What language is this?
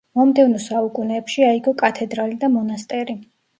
Georgian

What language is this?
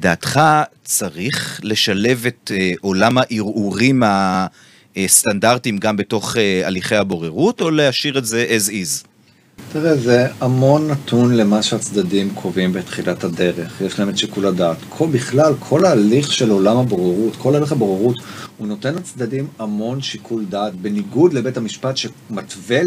Hebrew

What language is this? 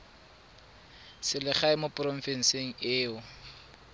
Tswana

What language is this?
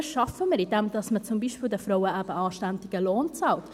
Swiss German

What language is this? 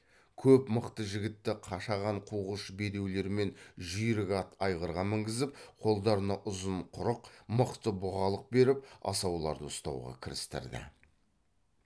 Kazakh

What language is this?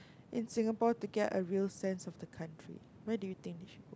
English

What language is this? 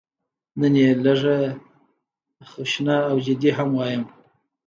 Pashto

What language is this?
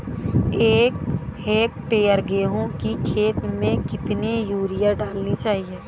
Hindi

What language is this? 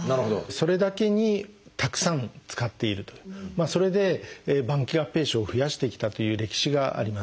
Japanese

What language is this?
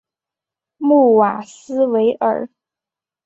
Chinese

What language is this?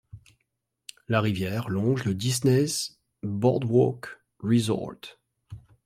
French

